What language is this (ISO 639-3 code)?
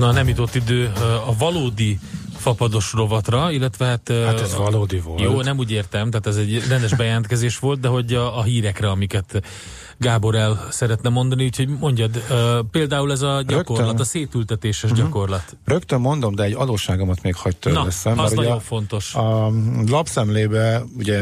hun